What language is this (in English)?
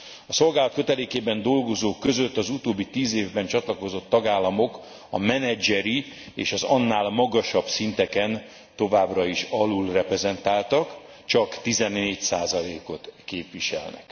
Hungarian